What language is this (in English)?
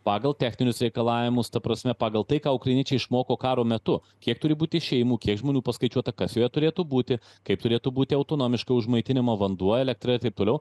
Lithuanian